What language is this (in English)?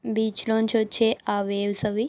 Telugu